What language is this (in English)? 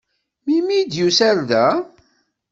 Kabyle